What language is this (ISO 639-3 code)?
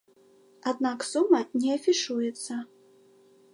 bel